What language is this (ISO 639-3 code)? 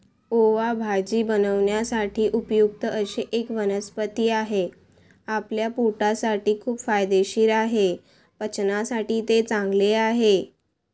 mar